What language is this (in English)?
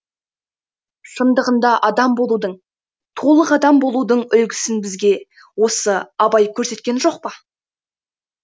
Kazakh